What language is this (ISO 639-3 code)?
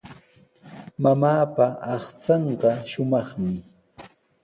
qws